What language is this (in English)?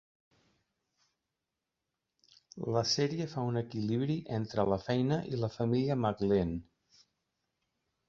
Catalan